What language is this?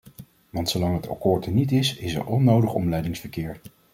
Dutch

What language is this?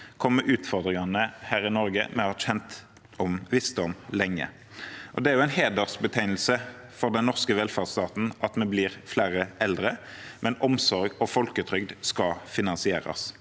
Norwegian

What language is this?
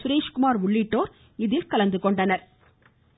Tamil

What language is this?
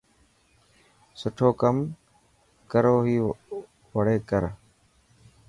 Dhatki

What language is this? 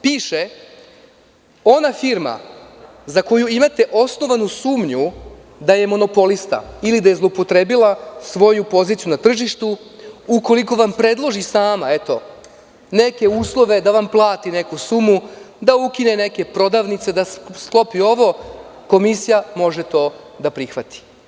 Serbian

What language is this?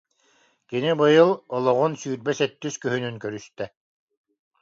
Yakut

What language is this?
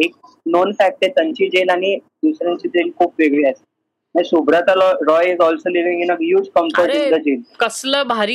Marathi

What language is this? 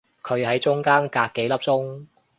Cantonese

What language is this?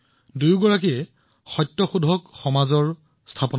Assamese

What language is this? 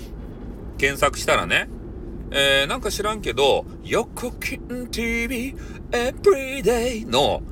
Japanese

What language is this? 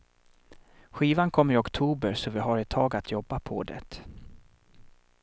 Swedish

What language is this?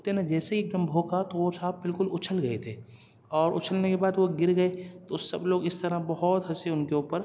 Urdu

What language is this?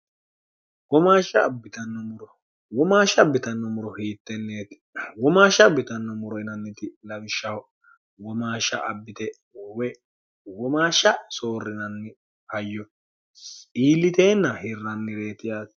Sidamo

